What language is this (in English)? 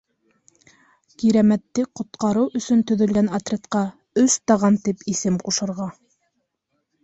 Bashkir